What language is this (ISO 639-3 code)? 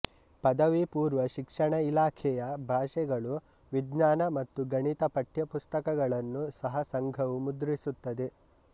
kan